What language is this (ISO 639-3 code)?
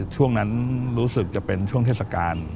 tha